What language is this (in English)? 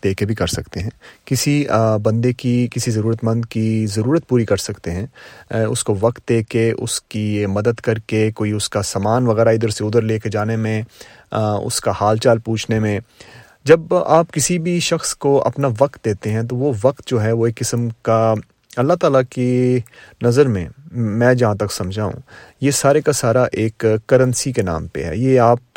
Urdu